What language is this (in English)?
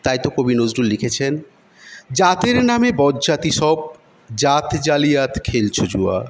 Bangla